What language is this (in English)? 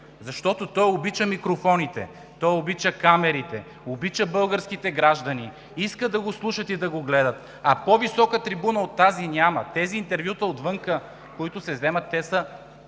Bulgarian